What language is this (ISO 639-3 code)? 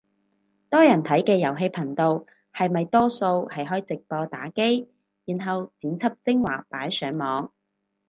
yue